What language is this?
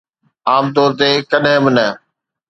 Sindhi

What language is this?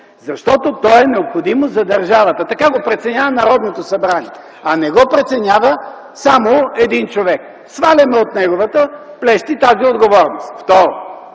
Bulgarian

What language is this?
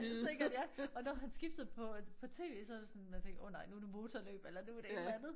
Danish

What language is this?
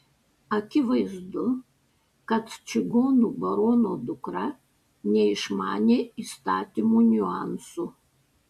Lithuanian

